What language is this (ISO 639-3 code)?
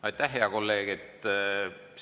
est